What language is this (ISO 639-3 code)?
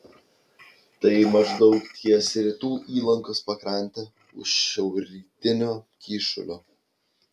lit